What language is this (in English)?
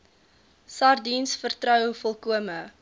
Afrikaans